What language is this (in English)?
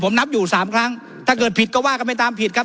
Thai